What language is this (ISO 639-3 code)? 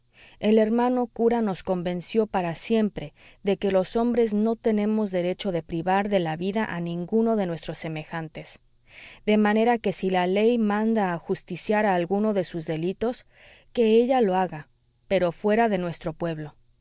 spa